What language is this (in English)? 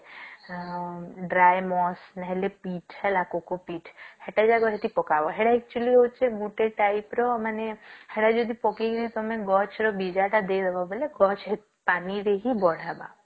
Odia